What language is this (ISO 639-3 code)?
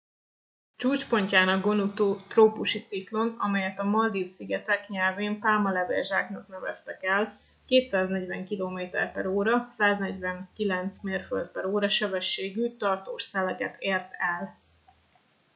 hun